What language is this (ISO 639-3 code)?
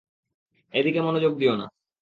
ben